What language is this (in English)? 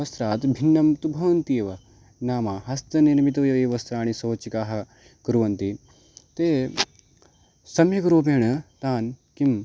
Sanskrit